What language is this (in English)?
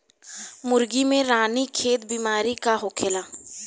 Bhojpuri